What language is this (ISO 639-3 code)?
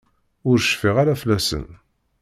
kab